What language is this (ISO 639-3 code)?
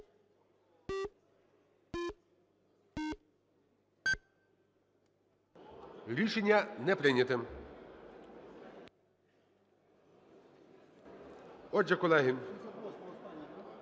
ukr